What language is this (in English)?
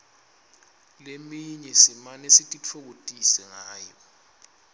Swati